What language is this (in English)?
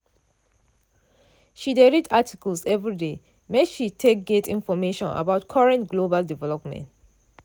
Nigerian Pidgin